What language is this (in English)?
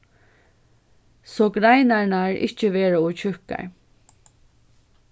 Faroese